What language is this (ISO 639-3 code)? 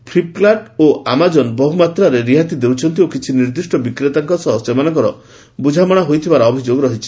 ori